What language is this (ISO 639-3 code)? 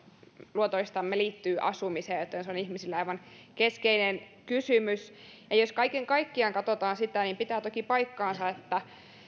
fin